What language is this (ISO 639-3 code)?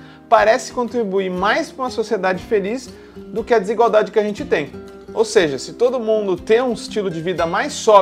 por